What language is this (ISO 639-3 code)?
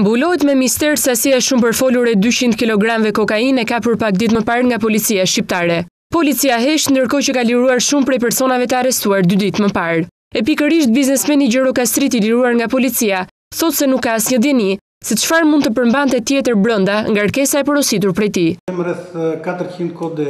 ron